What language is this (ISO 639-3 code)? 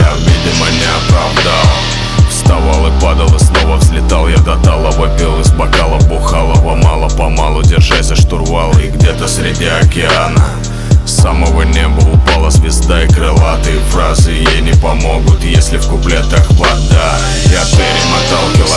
rus